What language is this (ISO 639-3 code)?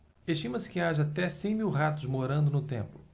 por